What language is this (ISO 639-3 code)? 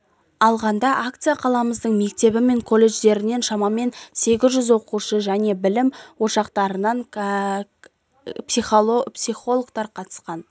kaz